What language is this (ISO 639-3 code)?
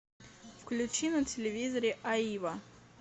rus